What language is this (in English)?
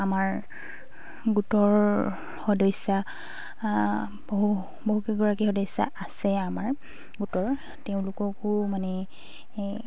Assamese